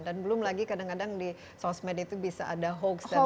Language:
Indonesian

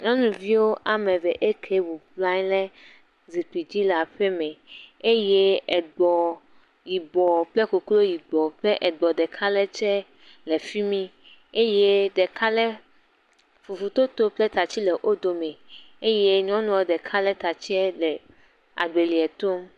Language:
Ewe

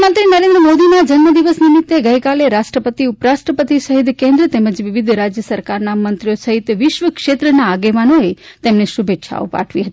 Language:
Gujarati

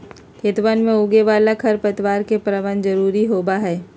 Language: Magahi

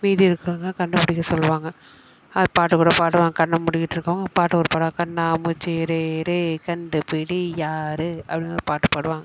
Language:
Tamil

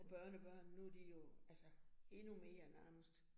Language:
Danish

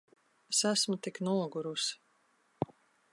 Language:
Latvian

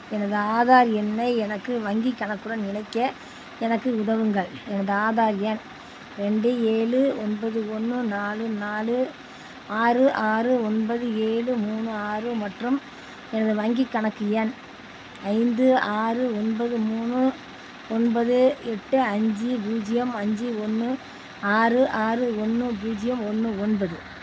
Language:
Tamil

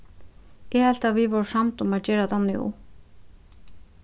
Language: Faroese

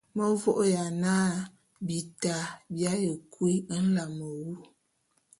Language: Bulu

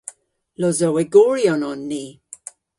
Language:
Cornish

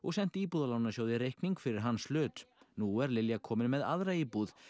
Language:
Icelandic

